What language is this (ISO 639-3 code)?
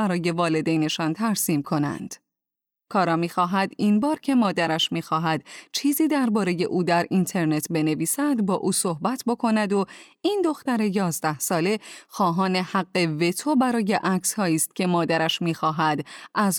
fas